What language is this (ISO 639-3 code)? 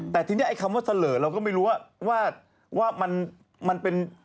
tha